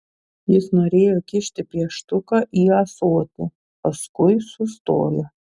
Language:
Lithuanian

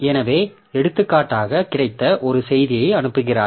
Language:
Tamil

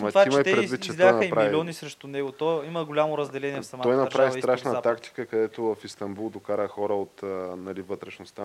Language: Bulgarian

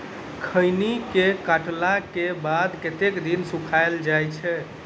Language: Maithili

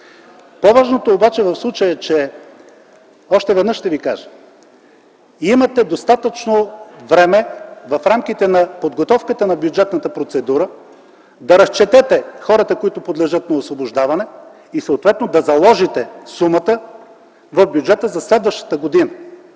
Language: Bulgarian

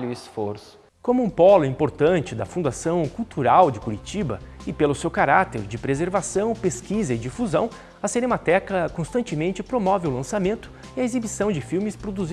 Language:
Portuguese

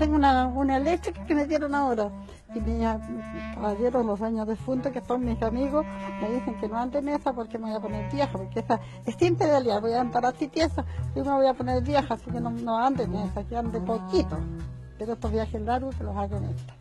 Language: Spanish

